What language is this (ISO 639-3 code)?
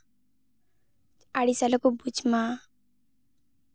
sat